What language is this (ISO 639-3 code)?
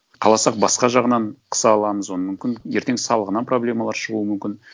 kaz